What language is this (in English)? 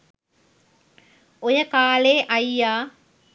Sinhala